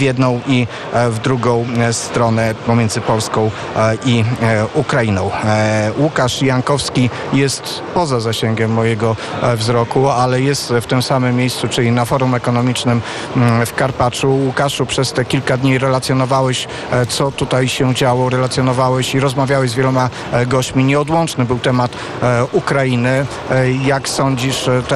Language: Polish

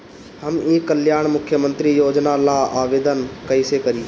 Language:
Bhojpuri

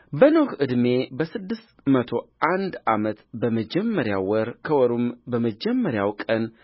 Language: Amharic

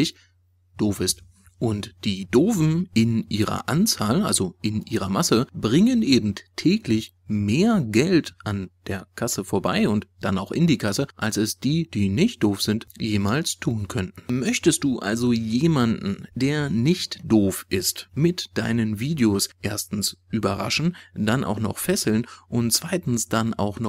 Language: German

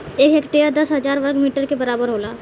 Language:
Bhojpuri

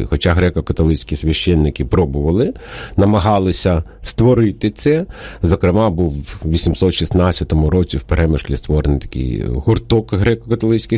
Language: Ukrainian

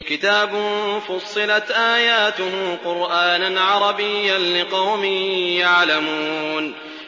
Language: Arabic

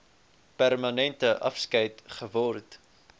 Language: Afrikaans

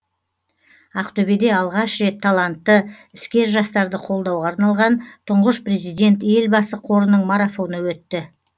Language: Kazakh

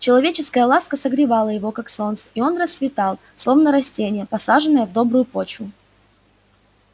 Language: Russian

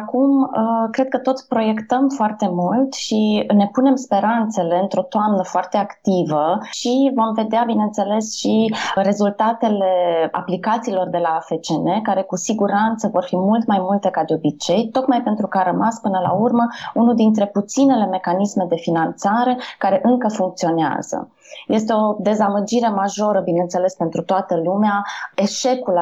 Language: Romanian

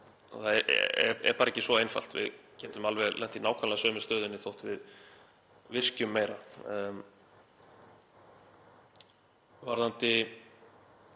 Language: Icelandic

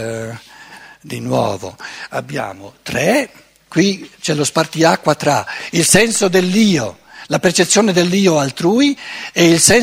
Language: Italian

